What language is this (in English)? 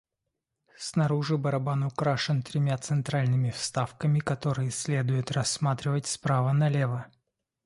Russian